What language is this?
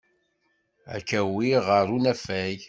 Kabyle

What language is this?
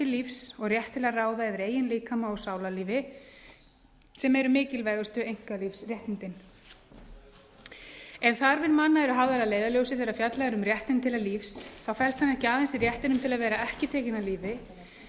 Icelandic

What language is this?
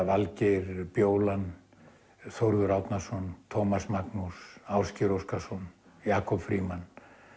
Icelandic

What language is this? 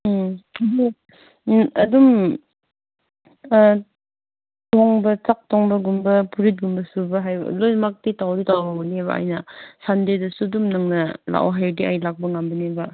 Manipuri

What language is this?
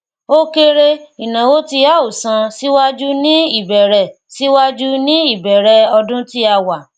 Yoruba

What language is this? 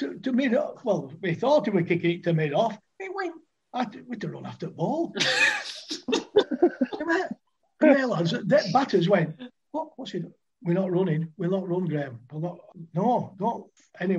English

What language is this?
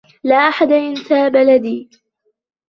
Arabic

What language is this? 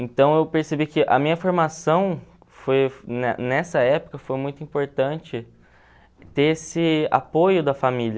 Portuguese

